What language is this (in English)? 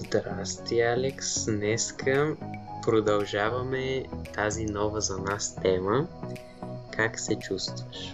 Bulgarian